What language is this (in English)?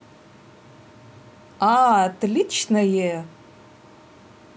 Russian